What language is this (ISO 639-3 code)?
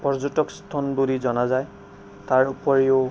asm